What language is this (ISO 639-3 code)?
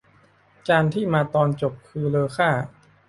tha